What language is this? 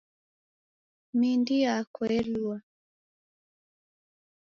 Taita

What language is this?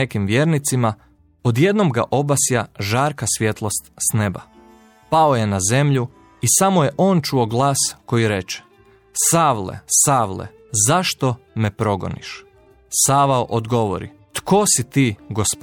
Croatian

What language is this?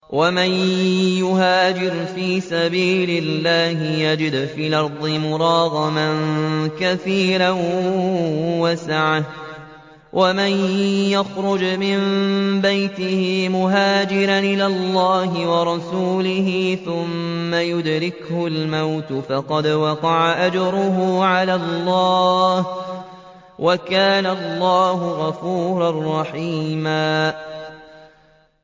Arabic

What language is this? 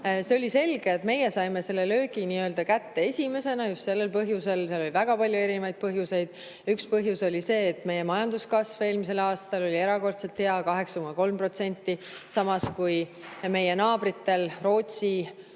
Estonian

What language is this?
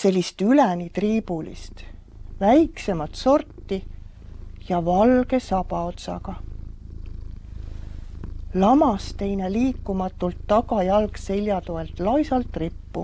Estonian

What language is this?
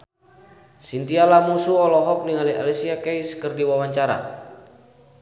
Sundanese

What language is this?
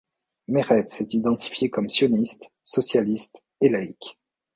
French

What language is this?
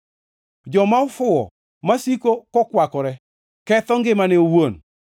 Luo (Kenya and Tanzania)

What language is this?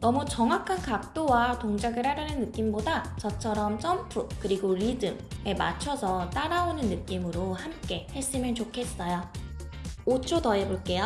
Korean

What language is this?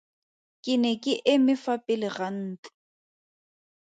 Tswana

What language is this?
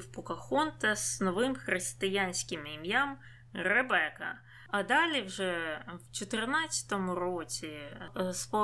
Ukrainian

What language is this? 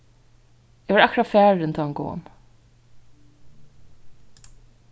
Faroese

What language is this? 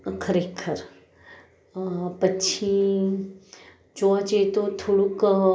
Gujarati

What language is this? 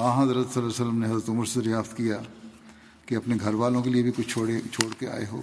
Urdu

